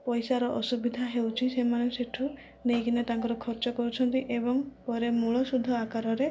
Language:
Odia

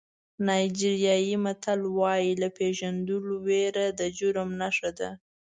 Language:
Pashto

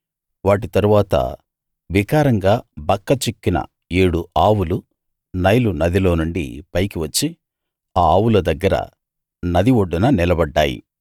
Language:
Telugu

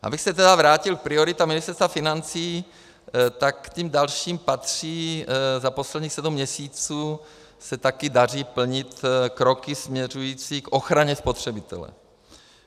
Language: Czech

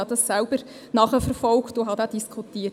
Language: Swiss German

